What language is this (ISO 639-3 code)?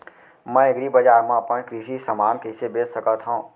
hne